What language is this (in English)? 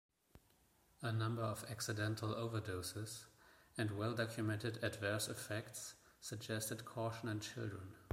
English